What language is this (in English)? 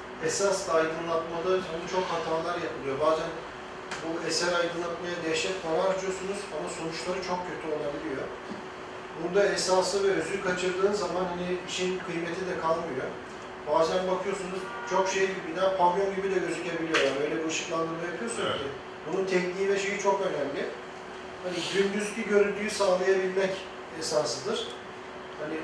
Turkish